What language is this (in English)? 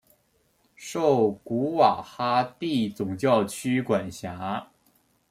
Chinese